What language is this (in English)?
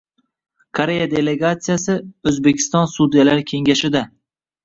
Uzbek